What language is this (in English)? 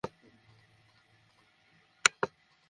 Bangla